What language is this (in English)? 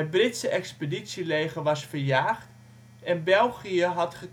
Dutch